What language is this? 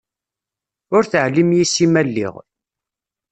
Kabyle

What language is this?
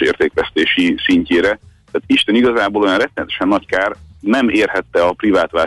Hungarian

